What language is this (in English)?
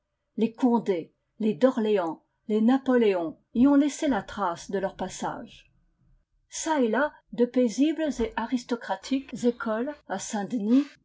French